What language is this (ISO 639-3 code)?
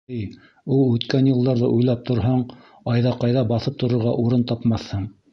bak